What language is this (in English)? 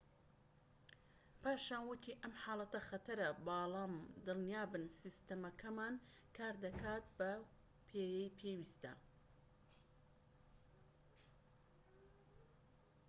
Central Kurdish